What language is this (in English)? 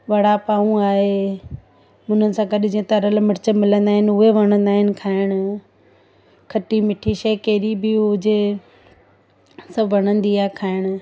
Sindhi